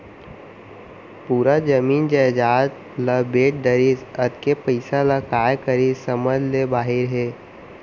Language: Chhattisgarhi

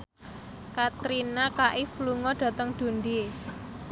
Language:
Javanese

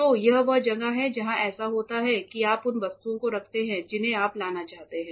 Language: Hindi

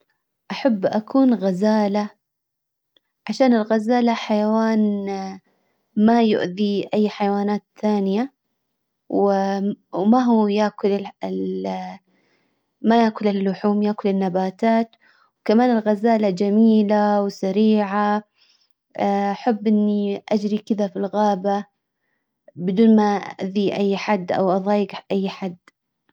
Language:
Hijazi Arabic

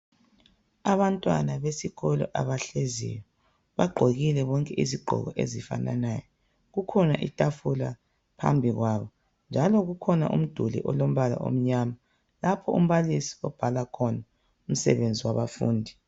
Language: North Ndebele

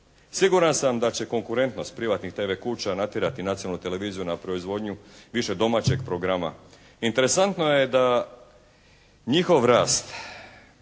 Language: Croatian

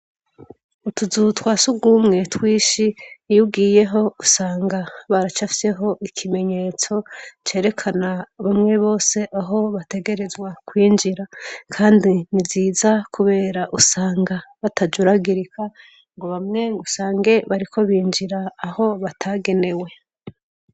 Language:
Rundi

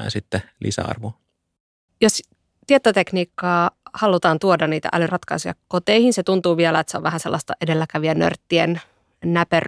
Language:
Finnish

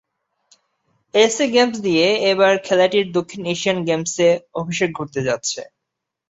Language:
Bangla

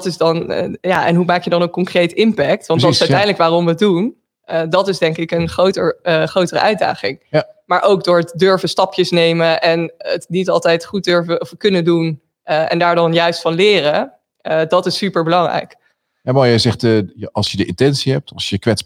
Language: Dutch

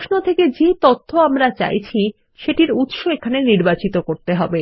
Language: Bangla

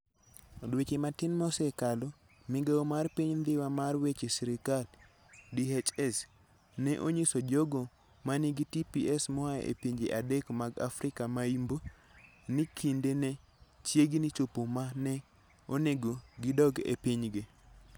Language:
Luo (Kenya and Tanzania)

